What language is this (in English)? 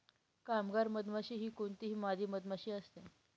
Marathi